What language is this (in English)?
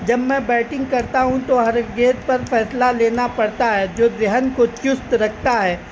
Urdu